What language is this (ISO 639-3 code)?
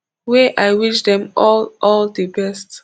pcm